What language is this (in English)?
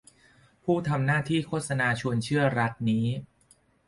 Thai